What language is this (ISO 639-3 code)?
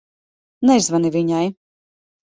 lav